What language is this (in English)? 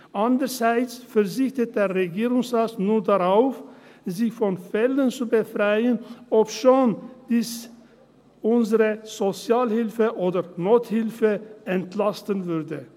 Swiss German